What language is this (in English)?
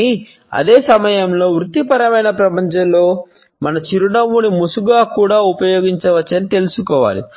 Telugu